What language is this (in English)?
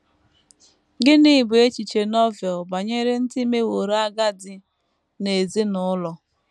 Igbo